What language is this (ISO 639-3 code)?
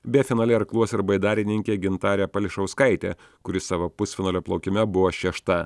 lit